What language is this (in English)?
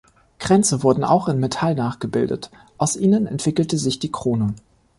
German